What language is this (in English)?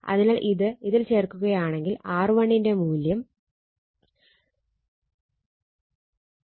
Malayalam